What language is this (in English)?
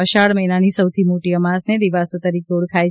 Gujarati